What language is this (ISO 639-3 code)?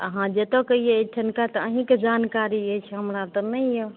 mai